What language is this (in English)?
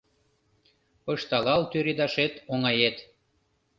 Mari